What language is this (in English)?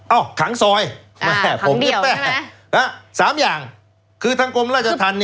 Thai